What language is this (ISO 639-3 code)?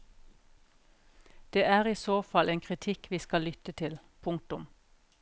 nor